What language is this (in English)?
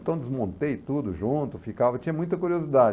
Portuguese